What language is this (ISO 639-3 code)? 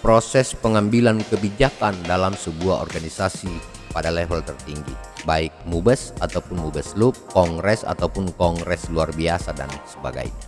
ind